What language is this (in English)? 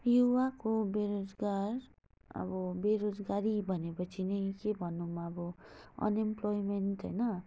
Nepali